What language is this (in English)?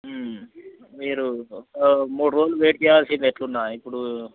Telugu